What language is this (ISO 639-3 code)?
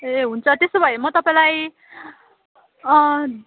nep